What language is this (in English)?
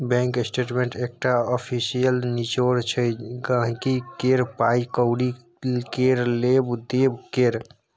Maithili